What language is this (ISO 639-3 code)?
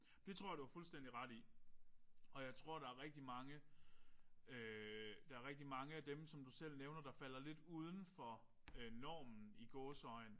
dan